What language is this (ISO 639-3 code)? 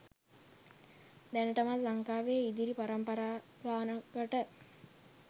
sin